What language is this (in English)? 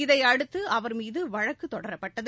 Tamil